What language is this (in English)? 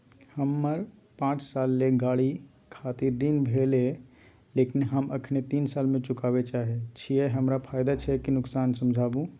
Maithili